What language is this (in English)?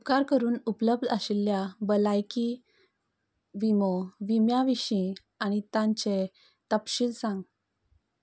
Konkani